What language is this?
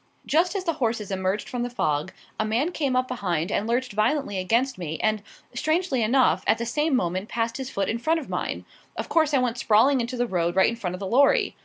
English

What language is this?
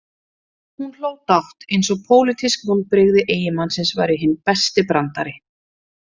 Icelandic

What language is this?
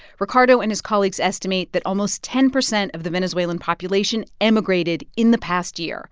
English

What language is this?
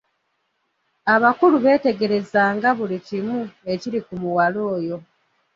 Ganda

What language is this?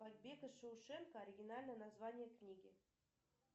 Russian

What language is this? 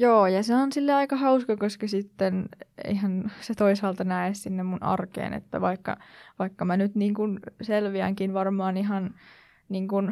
Finnish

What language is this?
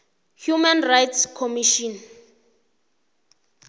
South Ndebele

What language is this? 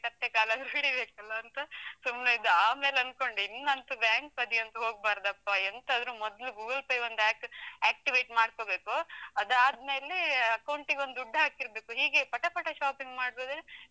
Kannada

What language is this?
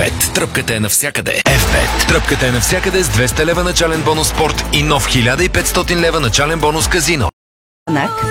Bulgarian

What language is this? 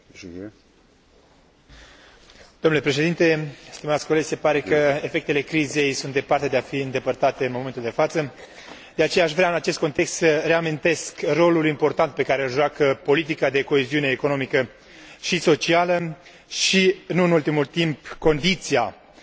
Romanian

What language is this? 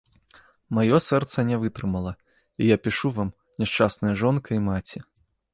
Belarusian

